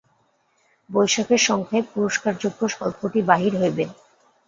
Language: Bangla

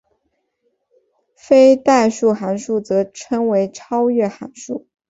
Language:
Chinese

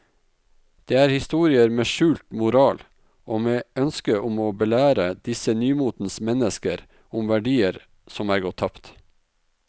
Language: Norwegian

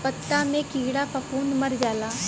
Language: Bhojpuri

